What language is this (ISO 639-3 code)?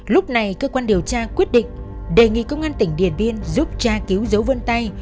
vie